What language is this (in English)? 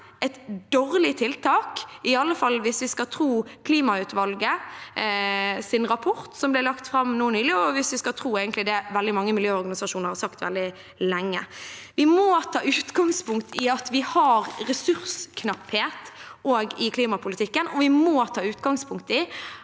Norwegian